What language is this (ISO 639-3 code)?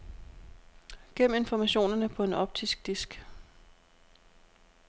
dan